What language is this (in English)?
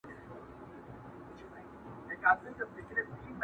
Pashto